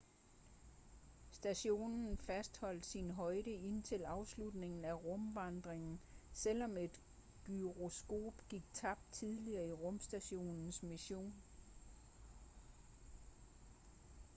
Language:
Danish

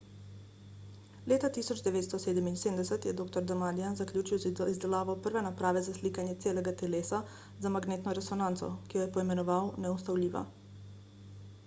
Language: Slovenian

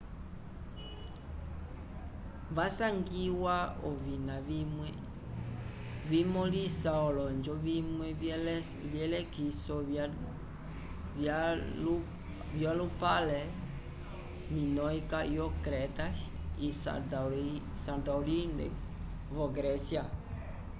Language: Umbundu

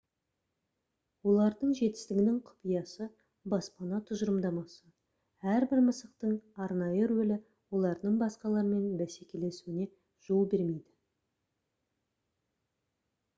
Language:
Kazakh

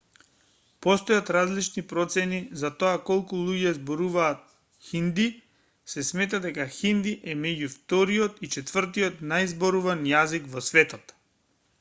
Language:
Macedonian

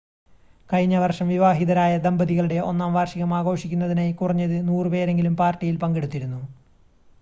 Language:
Malayalam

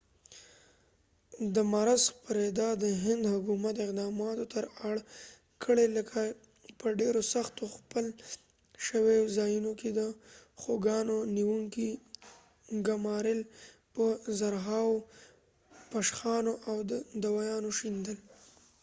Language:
Pashto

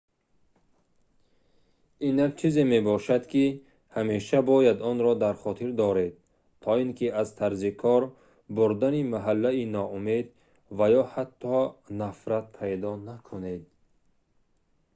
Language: Tajik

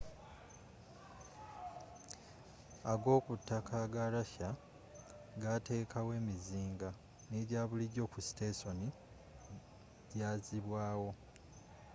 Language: Ganda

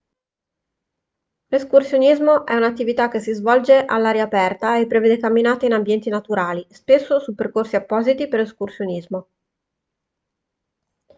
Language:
Italian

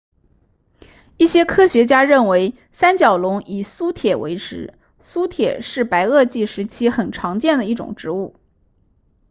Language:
Chinese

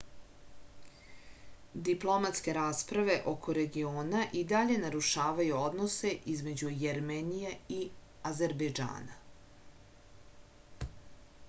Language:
Serbian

